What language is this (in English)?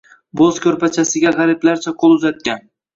Uzbek